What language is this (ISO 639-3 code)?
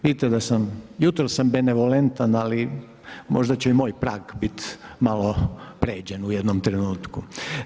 hrv